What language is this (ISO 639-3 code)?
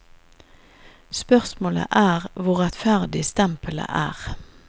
nor